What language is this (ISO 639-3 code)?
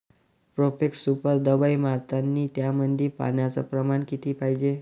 mar